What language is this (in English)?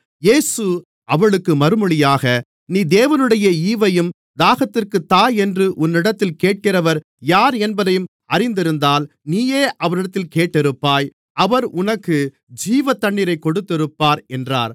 Tamil